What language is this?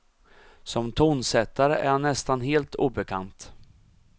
Swedish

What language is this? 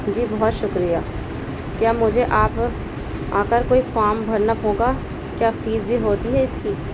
Urdu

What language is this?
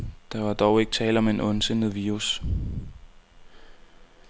Danish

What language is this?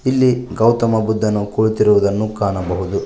Kannada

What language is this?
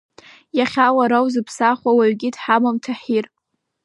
Abkhazian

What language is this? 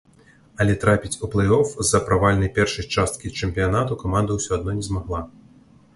Belarusian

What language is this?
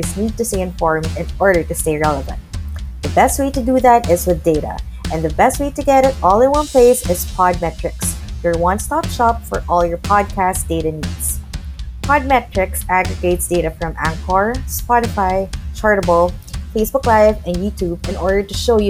Filipino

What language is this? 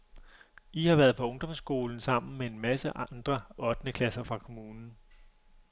Danish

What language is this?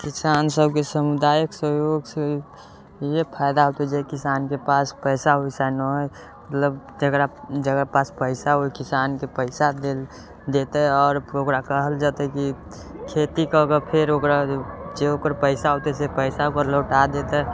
Maithili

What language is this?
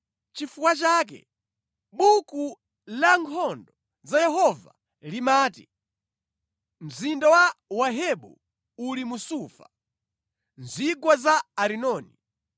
Nyanja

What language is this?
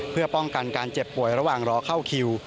Thai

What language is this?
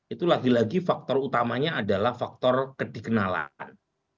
Indonesian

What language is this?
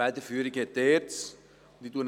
Swiss German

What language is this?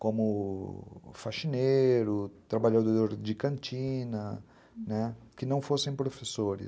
Portuguese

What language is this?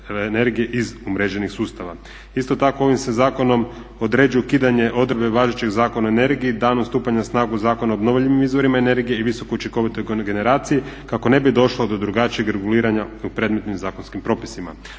Croatian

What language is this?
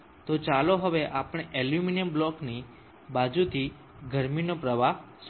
Gujarati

